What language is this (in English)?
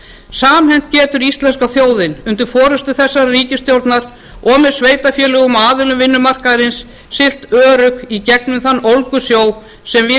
Icelandic